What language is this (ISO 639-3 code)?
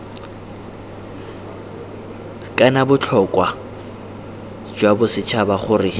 tsn